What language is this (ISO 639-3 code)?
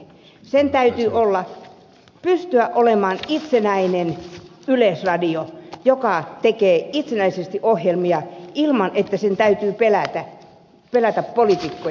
fin